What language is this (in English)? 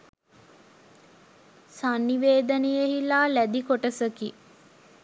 Sinhala